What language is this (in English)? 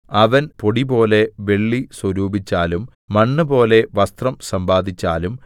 Malayalam